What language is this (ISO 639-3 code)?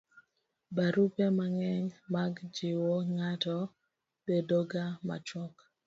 luo